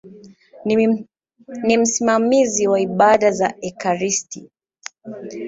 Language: Swahili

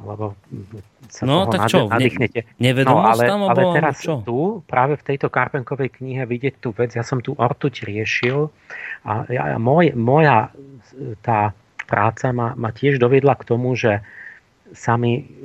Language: Slovak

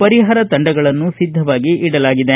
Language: Kannada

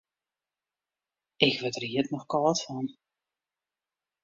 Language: Western Frisian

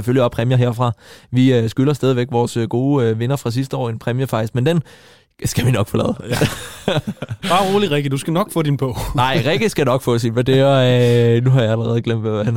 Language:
Danish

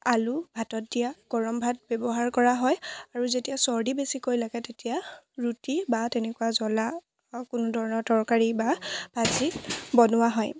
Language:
Assamese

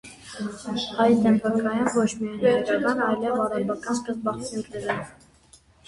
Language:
Armenian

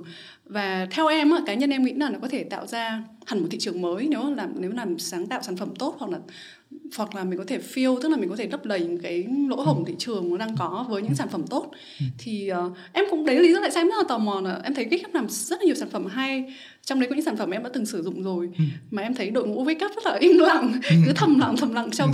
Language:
Vietnamese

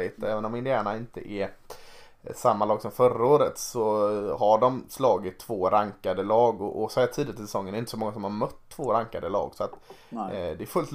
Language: Swedish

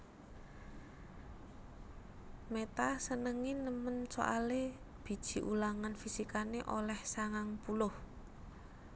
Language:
Javanese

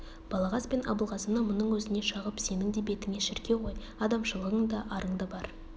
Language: Kazakh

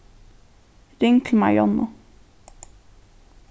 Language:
Faroese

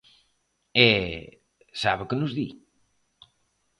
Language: Galician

